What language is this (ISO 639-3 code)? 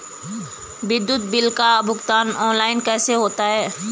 hin